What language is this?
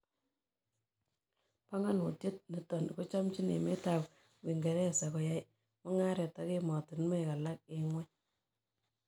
Kalenjin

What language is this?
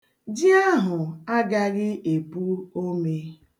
Igbo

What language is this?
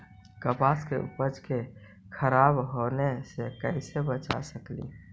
Magahi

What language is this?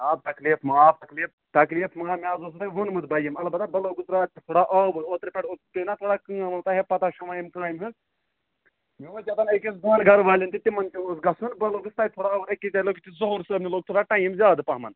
Kashmiri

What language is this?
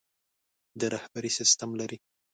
Pashto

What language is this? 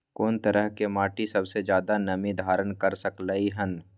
Maithili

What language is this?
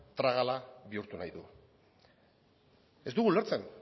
Basque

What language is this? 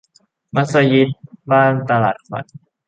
Thai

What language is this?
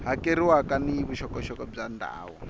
Tsonga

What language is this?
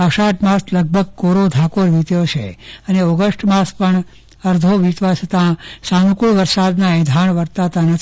Gujarati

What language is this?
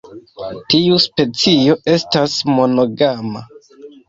Esperanto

